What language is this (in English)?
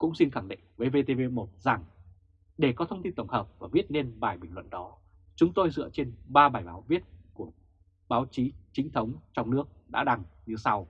Vietnamese